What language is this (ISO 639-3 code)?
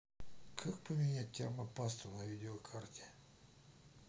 rus